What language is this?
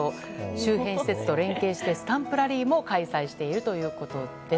Japanese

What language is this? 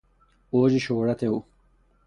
Persian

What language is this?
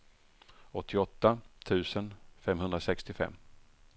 Swedish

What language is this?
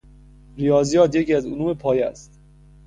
Persian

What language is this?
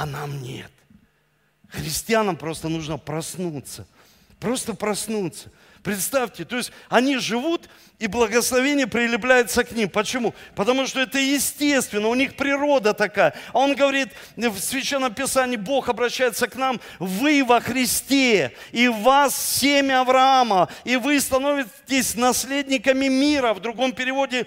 Russian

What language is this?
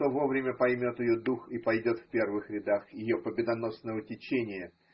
Russian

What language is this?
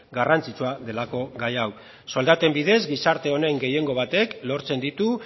Basque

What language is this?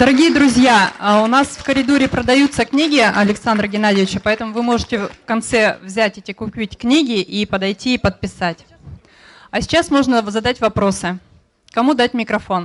Russian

